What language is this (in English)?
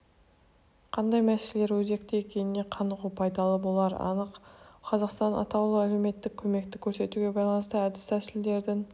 Kazakh